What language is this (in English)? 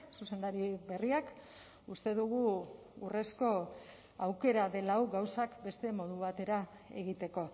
Basque